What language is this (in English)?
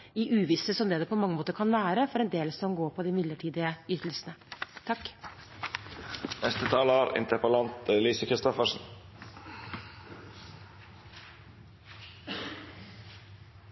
Norwegian Bokmål